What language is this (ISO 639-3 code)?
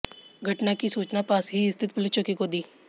hin